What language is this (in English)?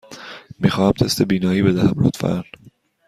Persian